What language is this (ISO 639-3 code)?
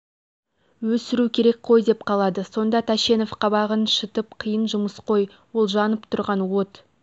kaz